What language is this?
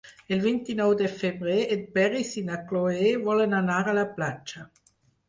Catalan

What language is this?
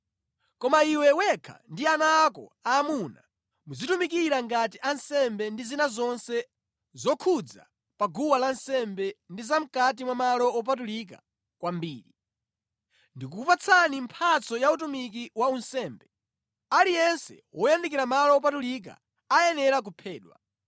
Nyanja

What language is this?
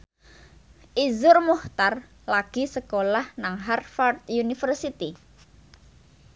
Javanese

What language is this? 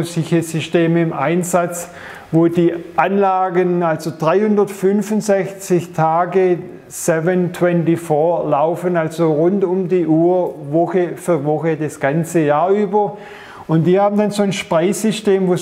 German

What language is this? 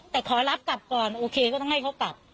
Thai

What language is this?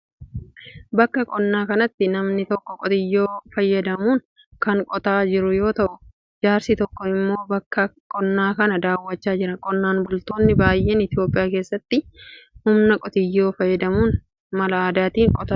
Oromo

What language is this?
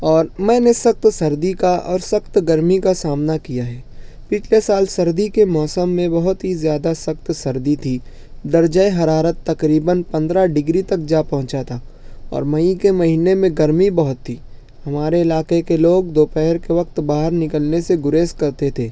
Urdu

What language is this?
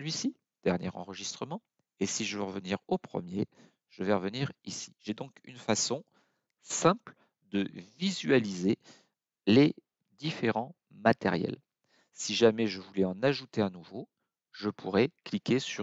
French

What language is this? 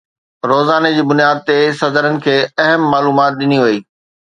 Sindhi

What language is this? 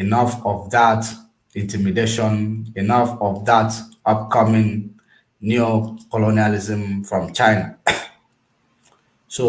English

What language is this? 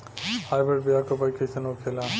Bhojpuri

